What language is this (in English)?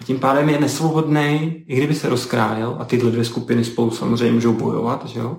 Czech